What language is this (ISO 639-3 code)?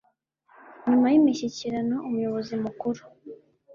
kin